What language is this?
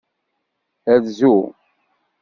Kabyle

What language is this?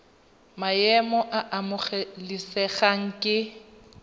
Tswana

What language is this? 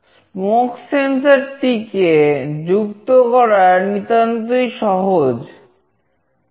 Bangla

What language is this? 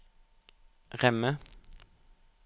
Norwegian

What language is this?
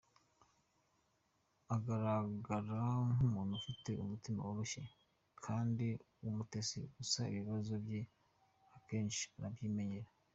Kinyarwanda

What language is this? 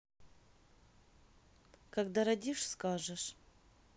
Russian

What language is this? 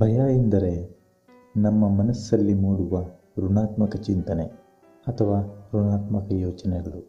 Kannada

